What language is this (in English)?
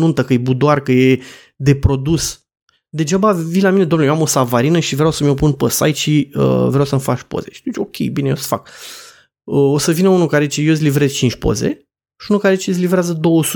Romanian